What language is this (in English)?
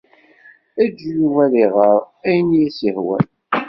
Kabyle